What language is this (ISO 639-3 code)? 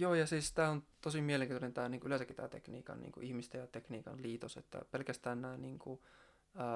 fin